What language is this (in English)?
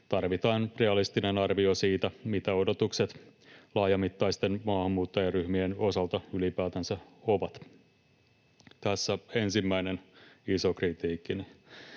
Finnish